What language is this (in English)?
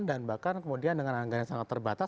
Indonesian